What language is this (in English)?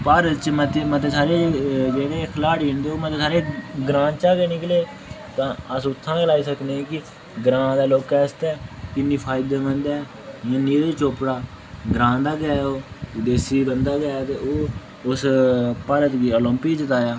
Dogri